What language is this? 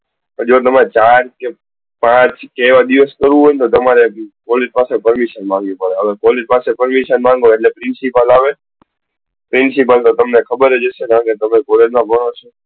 Gujarati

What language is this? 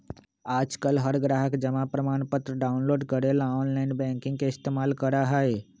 Magahi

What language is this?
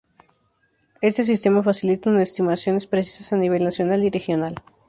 Spanish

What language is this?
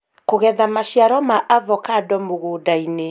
Kikuyu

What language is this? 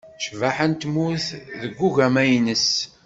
Kabyle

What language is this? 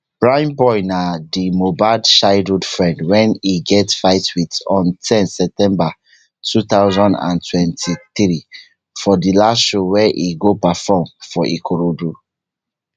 Nigerian Pidgin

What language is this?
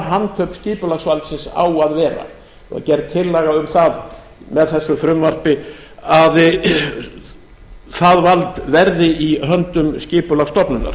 Icelandic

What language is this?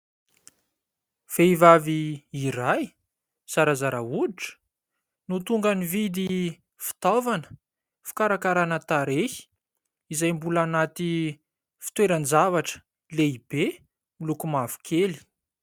Malagasy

